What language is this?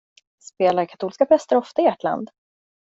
Swedish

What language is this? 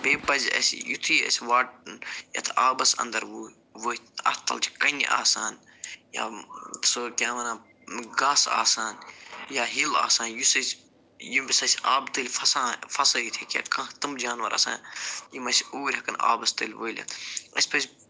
Kashmiri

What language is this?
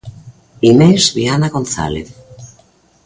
Galician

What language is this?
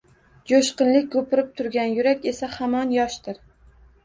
Uzbek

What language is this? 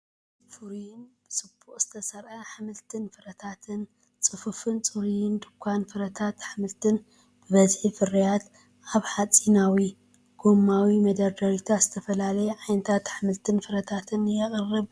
Tigrinya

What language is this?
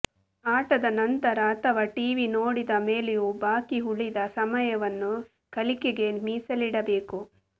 Kannada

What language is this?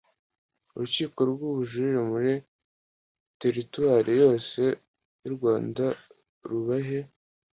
Kinyarwanda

